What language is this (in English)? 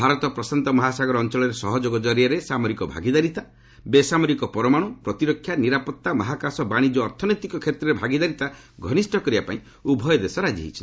Odia